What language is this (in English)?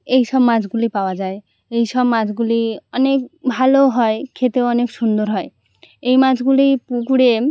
Bangla